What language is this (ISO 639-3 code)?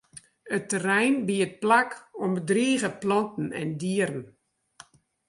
fry